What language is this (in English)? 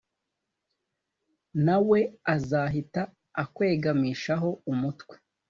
Kinyarwanda